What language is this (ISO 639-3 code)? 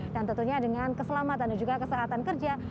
ind